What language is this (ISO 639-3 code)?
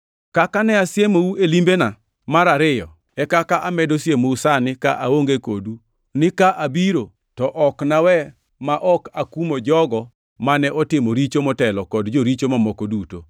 luo